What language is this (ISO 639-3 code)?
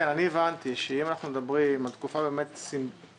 heb